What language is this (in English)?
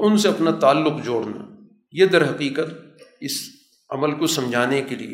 Urdu